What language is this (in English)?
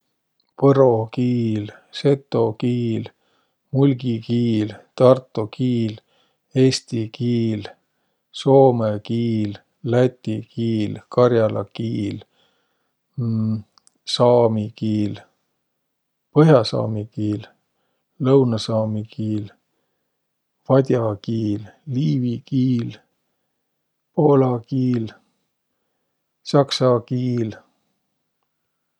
Võro